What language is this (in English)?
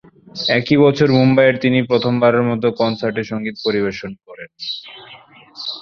Bangla